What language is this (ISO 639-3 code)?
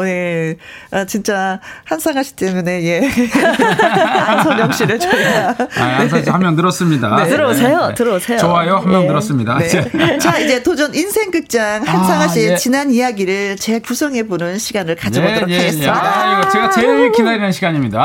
kor